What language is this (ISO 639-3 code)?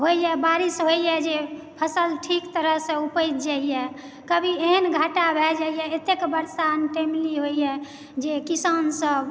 mai